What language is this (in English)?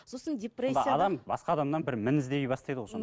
Kazakh